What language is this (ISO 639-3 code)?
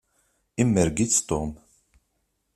kab